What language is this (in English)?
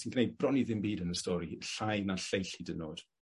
Welsh